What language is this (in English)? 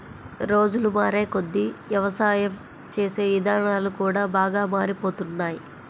Telugu